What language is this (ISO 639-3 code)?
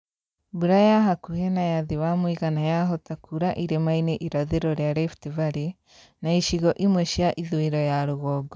kik